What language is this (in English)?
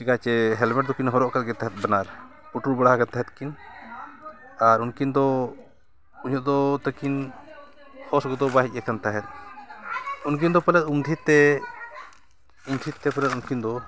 Santali